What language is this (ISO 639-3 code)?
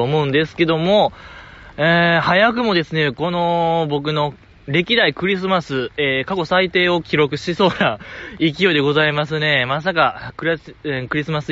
jpn